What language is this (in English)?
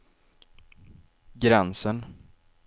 Swedish